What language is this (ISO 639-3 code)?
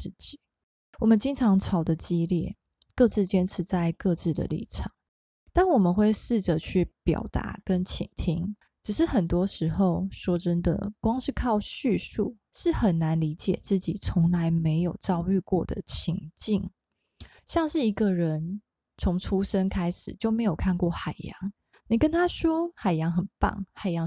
zho